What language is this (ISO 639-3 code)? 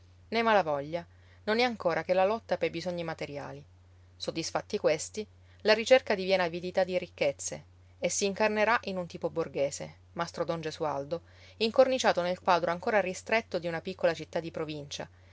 ita